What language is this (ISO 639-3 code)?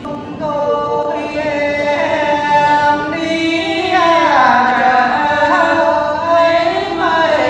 vie